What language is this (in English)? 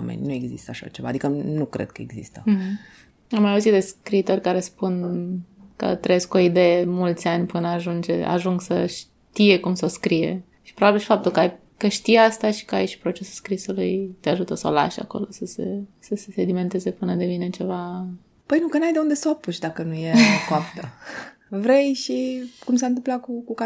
Romanian